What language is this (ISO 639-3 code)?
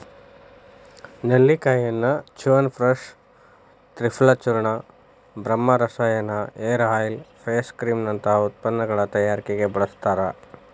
kan